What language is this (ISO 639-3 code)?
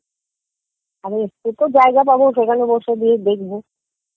ben